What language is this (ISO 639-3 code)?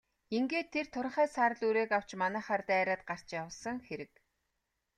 mon